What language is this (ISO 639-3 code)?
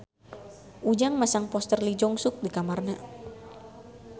sun